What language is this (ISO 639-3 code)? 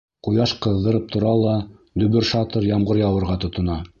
bak